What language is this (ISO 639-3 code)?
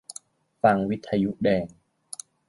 tha